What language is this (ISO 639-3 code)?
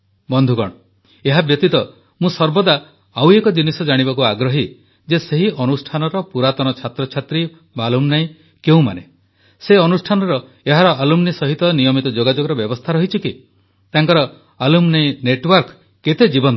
ori